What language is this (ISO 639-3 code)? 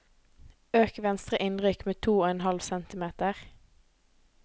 nor